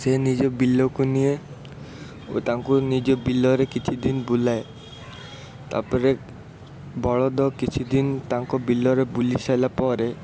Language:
Odia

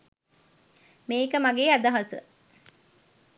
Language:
Sinhala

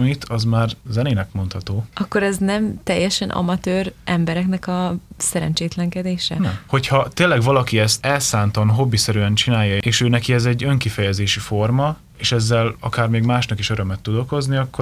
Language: Hungarian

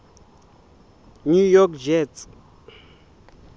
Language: Southern Sotho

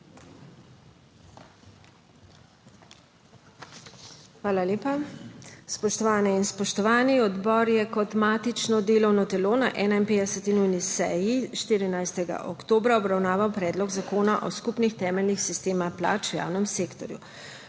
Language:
Slovenian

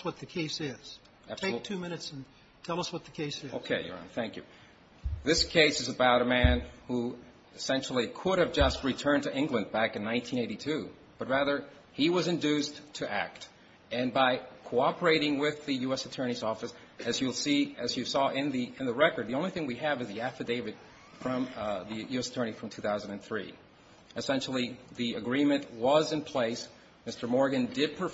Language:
English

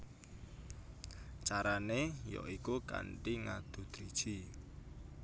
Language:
Javanese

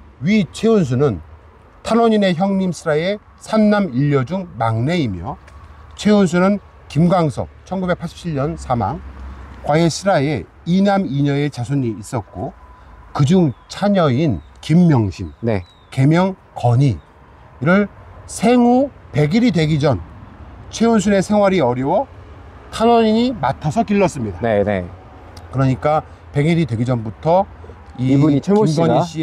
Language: Korean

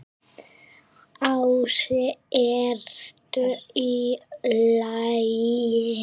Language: Icelandic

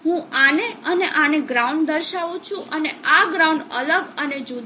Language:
Gujarati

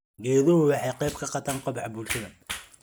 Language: Somali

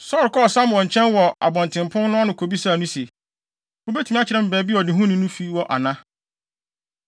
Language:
Akan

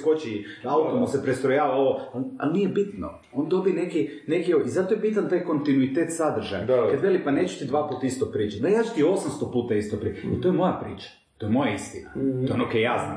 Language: Croatian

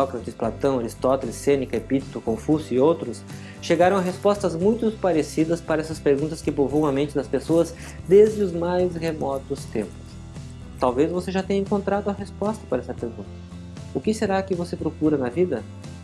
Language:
Portuguese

